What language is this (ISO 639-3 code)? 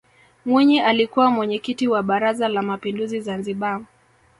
swa